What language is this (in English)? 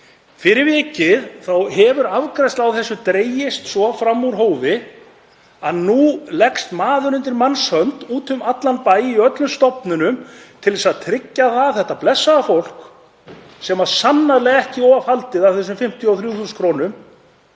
Icelandic